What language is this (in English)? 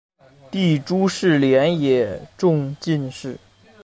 Chinese